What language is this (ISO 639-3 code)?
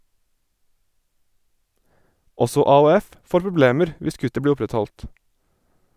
nor